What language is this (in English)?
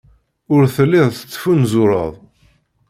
Kabyle